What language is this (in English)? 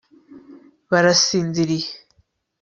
Kinyarwanda